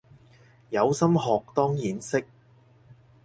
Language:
Cantonese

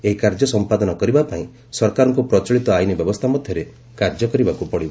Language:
Odia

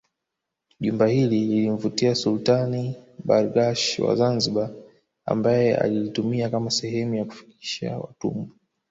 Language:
Swahili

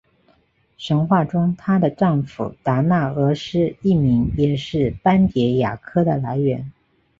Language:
Chinese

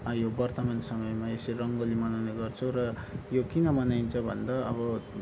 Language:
Nepali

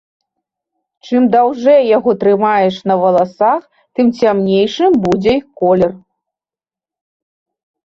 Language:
Belarusian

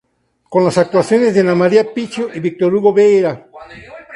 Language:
Spanish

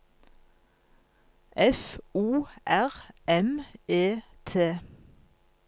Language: Norwegian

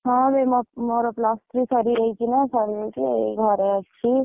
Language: Odia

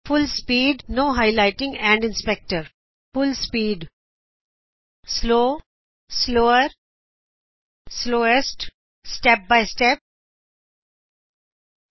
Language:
Punjabi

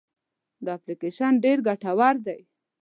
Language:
Pashto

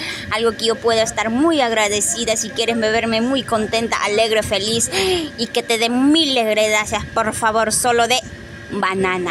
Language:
Spanish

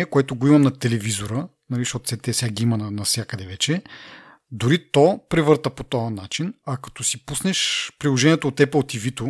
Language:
Bulgarian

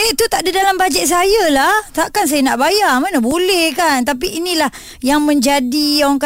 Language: Malay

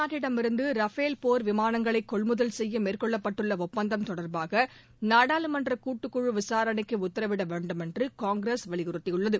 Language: Tamil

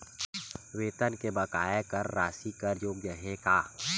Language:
Chhattisgarhi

